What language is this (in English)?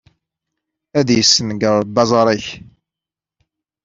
Kabyle